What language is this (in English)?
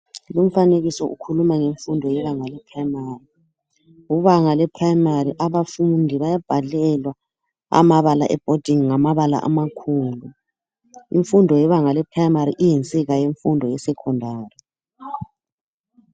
North Ndebele